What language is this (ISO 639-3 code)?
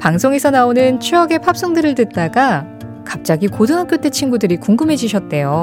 kor